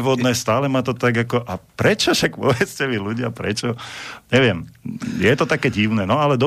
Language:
Slovak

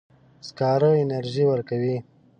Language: Pashto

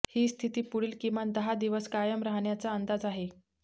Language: Marathi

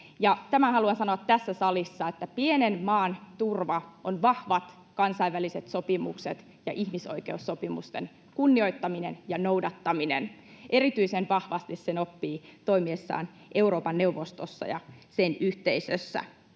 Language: Finnish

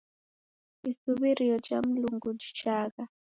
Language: Taita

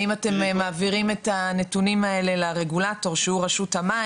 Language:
Hebrew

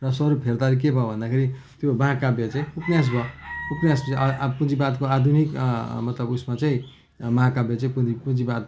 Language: Nepali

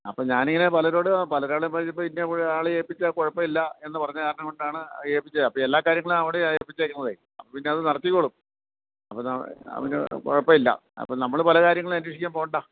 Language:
Malayalam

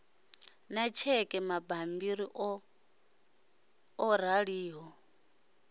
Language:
Venda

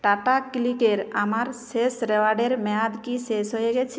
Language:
Bangla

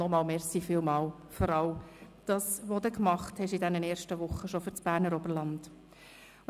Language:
Swiss German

